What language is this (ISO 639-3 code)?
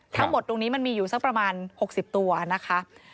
tha